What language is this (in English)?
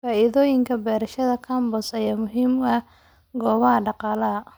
Somali